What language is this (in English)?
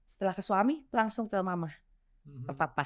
Indonesian